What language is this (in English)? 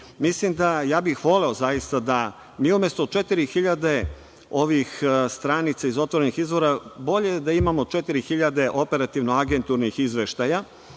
Serbian